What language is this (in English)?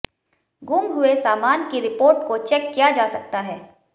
Hindi